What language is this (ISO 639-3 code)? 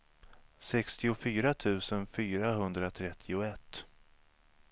swe